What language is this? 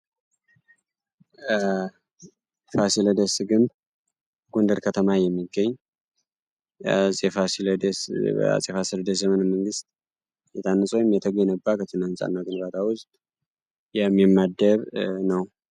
Amharic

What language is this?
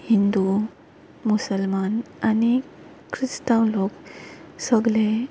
Konkani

